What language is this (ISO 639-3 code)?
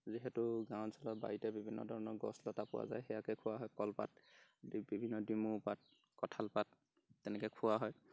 asm